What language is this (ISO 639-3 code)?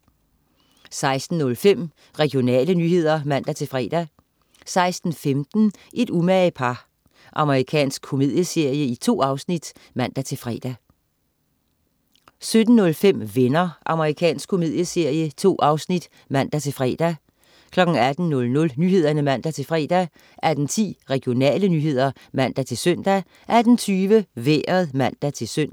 dan